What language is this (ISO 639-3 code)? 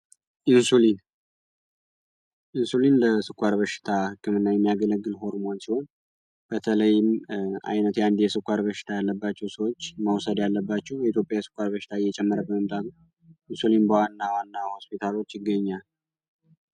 amh